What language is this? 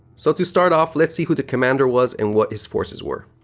English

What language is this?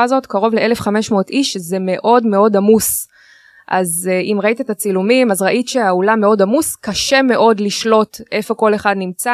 Hebrew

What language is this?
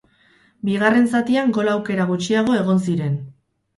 Basque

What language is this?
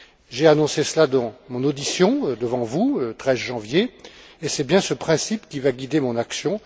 French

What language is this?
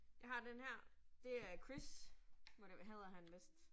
Danish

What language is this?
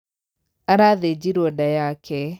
Kikuyu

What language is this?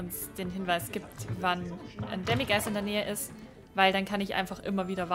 German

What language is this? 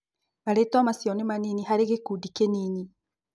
Kikuyu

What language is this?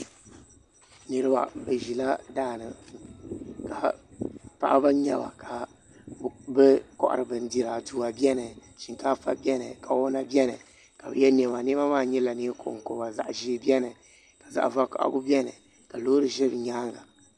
Dagbani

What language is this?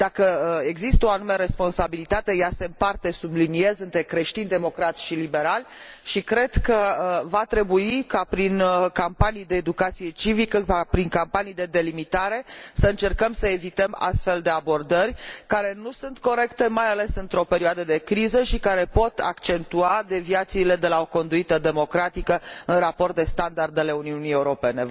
Romanian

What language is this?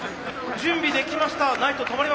Japanese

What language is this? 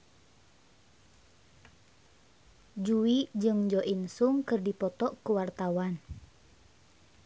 Sundanese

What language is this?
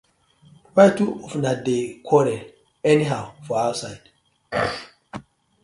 Nigerian Pidgin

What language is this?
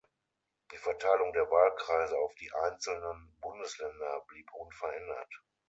German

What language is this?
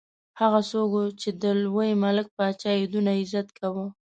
Pashto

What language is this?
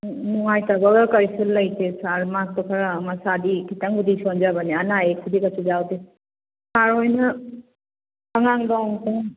Manipuri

